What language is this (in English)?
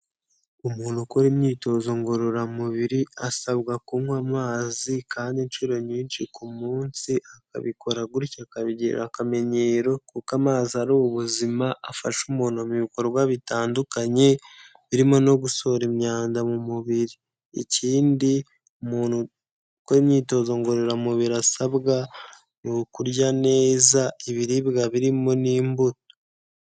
Kinyarwanda